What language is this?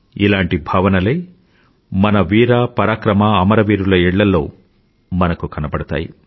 Telugu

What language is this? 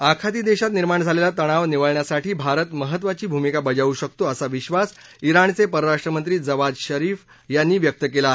Marathi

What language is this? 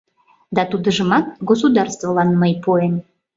Mari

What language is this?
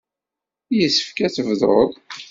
Kabyle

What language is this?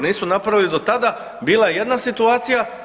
Croatian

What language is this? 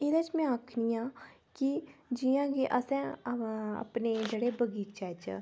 Dogri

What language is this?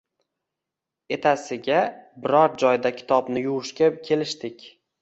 Uzbek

